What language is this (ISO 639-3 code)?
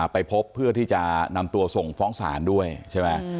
tha